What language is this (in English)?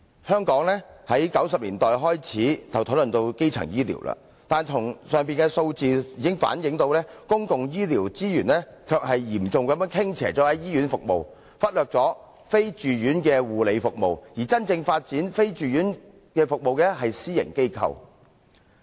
Cantonese